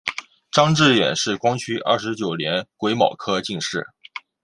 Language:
Chinese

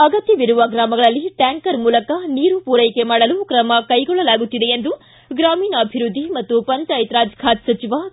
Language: Kannada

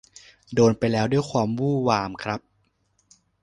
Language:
Thai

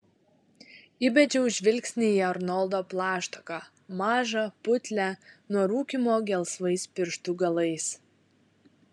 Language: Lithuanian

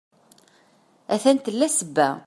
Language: Kabyle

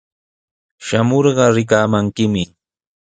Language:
Sihuas Ancash Quechua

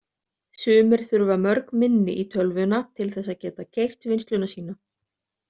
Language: Icelandic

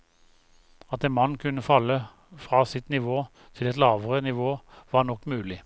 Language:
Norwegian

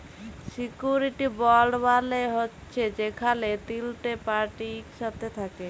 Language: Bangla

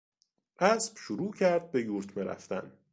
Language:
Persian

